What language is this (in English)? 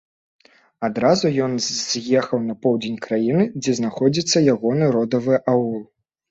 Belarusian